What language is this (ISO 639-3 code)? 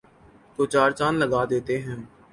urd